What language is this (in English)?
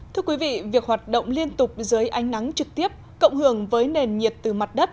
Vietnamese